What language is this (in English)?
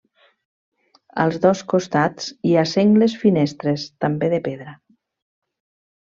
Catalan